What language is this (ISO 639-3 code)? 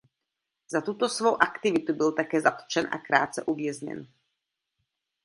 ces